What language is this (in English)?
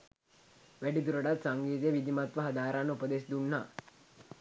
Sinhala